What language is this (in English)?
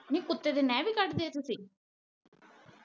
Punjabi